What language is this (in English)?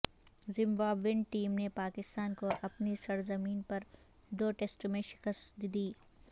Urdu